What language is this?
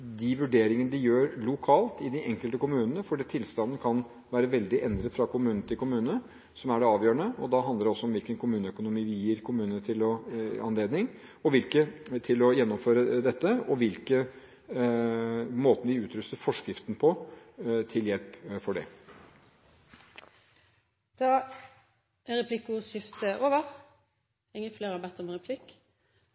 Norwegian Bokmål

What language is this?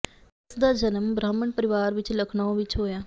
Punjabi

